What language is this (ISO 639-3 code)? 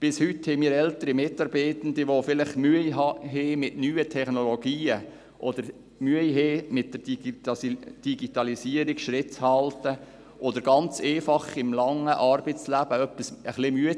gsw